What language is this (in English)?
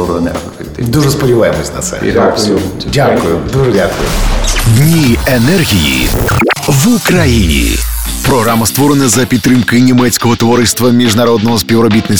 Ukrainian